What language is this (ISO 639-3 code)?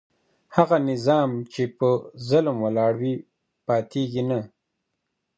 pus